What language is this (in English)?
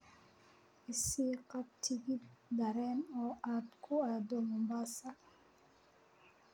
Somali